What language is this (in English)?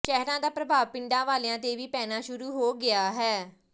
Punjabi